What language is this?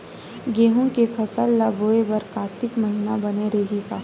Chhattisgarhi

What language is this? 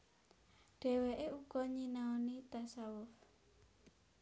Javanese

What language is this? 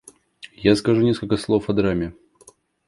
Russian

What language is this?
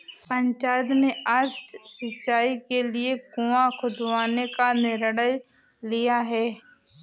Hindi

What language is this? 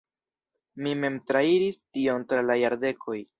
Esperanto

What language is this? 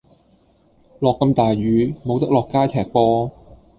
Cantonese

